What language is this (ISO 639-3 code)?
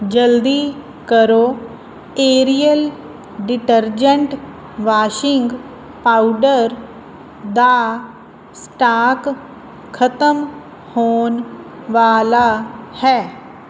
pan